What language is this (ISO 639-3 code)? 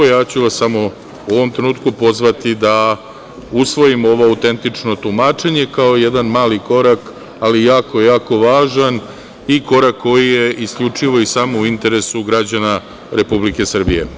srp